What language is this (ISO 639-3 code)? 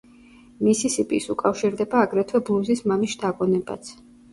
kat